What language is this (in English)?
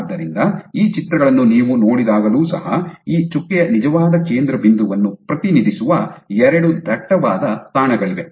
Kannada